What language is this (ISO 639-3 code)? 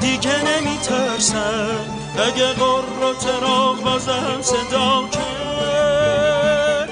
fas